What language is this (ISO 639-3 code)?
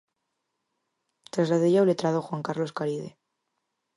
glg